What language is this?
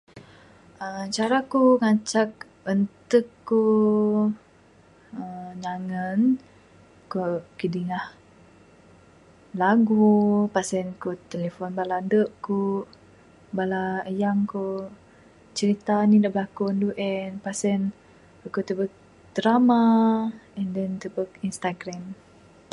Bukar-Sadung Bidayuh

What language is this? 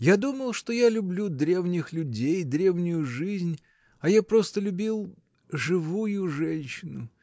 Russian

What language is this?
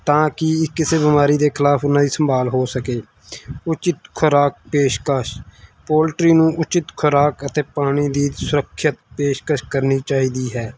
Punjabi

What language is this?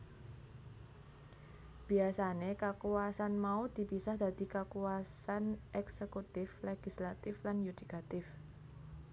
Javanese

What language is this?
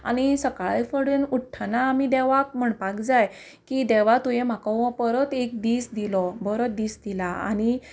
Konkani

